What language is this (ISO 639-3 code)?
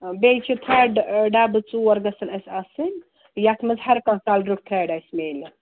kas